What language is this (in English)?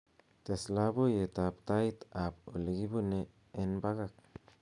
Kalenjin